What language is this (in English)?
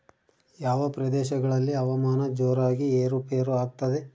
Kannada